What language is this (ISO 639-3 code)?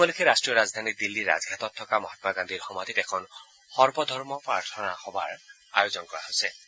asm